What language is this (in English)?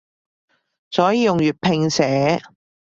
Cantonese